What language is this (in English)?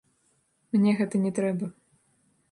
Belarusian